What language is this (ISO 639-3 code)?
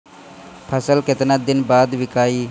bho